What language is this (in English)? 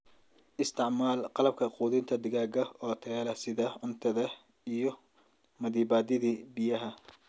Somali